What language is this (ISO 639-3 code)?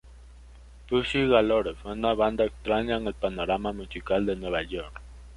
spa